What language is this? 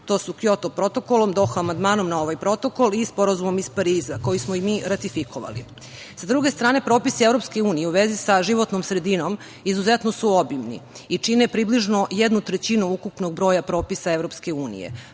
Serbian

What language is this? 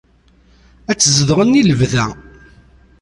Kabyle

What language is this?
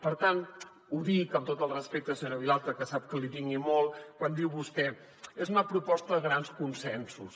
Catalan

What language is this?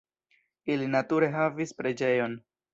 Esperanto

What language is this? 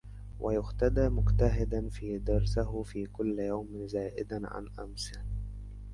Arabic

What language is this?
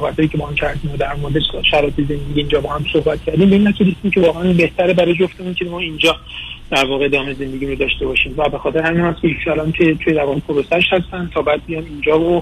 Persian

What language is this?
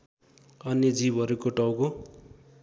Nepali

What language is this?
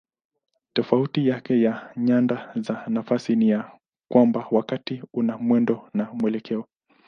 Swahili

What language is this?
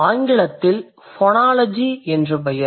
Tamil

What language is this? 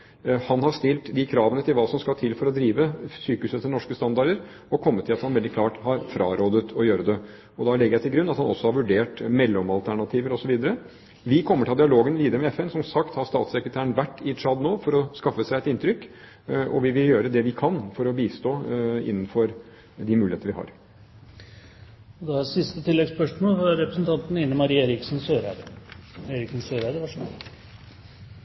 Norwegian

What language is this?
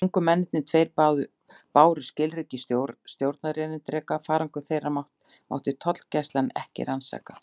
Icelandic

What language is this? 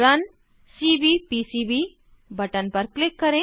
Hindi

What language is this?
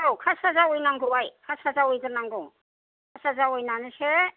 Bodo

